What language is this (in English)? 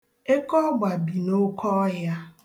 Igbo